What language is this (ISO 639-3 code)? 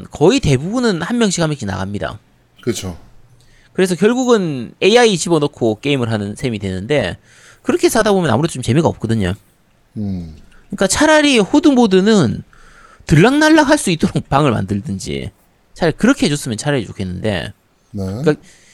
kor